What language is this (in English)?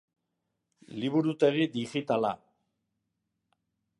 Basque